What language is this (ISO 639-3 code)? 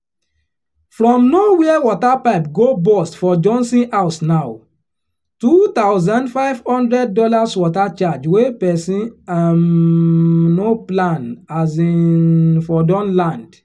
pcm